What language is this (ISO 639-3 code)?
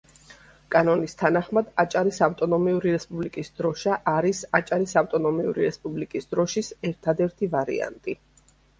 kat